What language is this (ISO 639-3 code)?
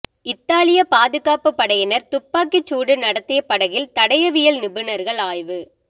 tam